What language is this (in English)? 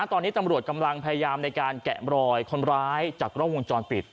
Thai